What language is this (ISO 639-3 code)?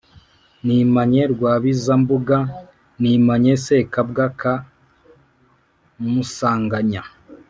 kin